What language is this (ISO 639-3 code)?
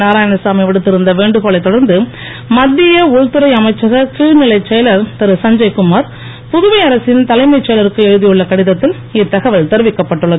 tam